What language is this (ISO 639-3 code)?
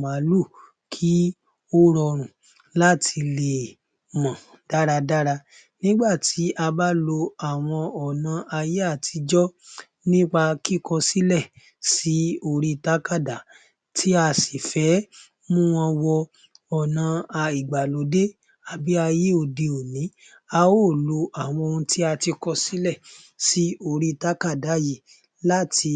yor